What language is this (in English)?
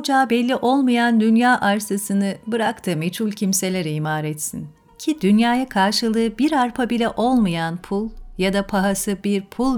Turkish